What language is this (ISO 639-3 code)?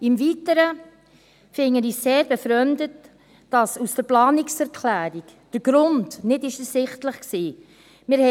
gsw